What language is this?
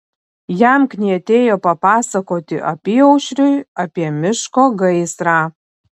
Lithuanian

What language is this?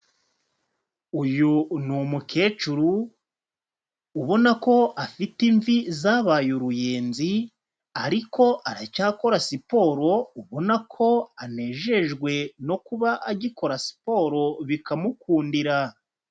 Kinyarwanda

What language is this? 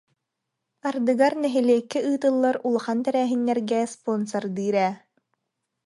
Yakut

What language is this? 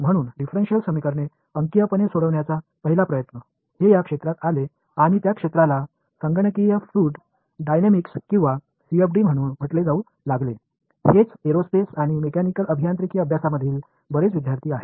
Marathi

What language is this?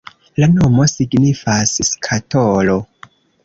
Esperanto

